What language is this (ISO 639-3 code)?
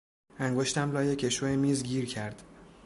fas